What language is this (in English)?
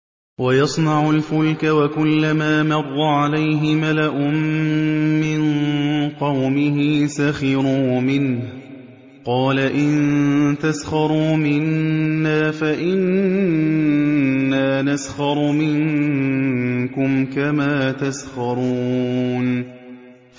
Arabic